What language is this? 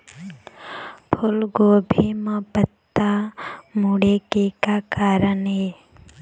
Chhattisgarhi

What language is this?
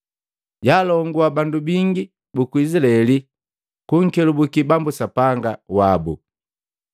Matengo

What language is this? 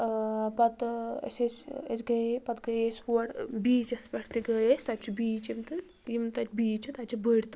Kashmiri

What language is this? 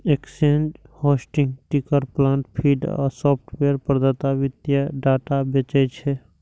Maithili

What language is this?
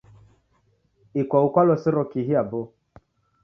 Taita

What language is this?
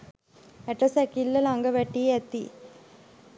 Sinhala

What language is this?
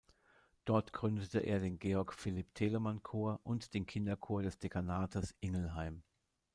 German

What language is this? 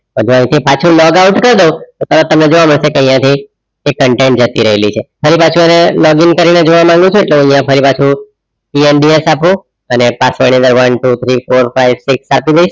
Gujarati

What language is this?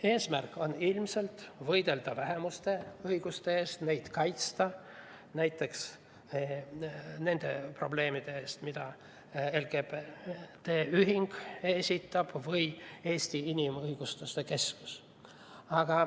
Estonian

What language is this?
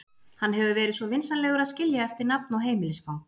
Icelandic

